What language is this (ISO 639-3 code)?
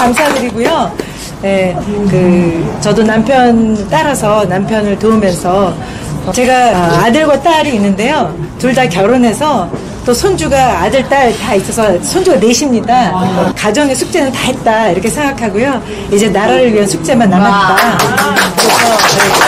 kor